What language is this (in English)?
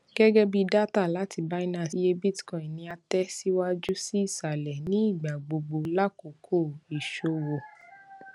Yoruba